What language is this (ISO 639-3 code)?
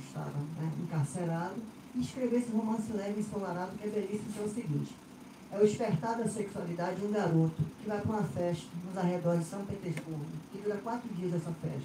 por